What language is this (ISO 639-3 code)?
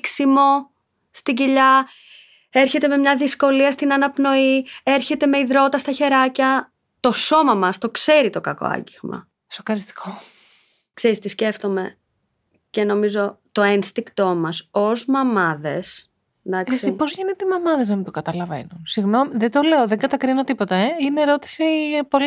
ell